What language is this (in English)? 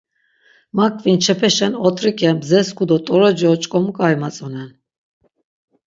Laz